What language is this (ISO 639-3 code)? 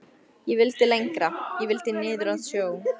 isl